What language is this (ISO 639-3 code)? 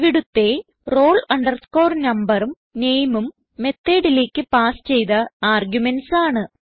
mal